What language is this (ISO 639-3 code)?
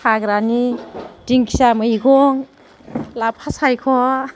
brx